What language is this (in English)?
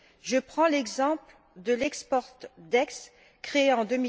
French